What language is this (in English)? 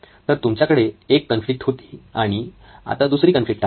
Marathi